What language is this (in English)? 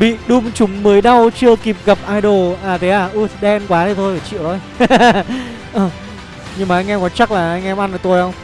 Vietnamese